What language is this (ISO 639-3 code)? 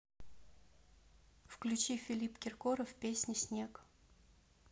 rus